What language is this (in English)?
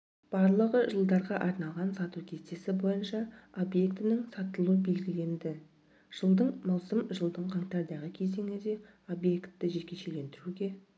Kazakh